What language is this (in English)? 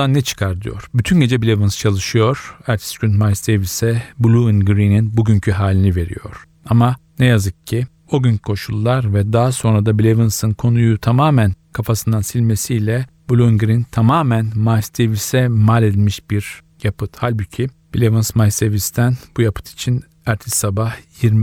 Turkish